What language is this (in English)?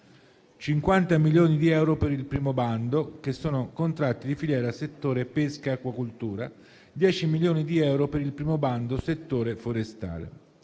Italian